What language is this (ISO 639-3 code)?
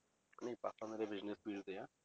pan